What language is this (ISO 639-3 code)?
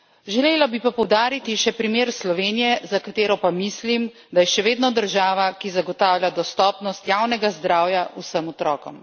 slv